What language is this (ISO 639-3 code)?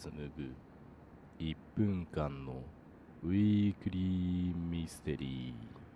jpn